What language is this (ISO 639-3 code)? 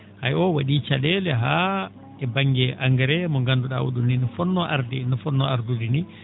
ful